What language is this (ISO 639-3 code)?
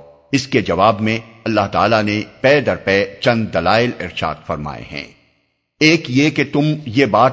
urd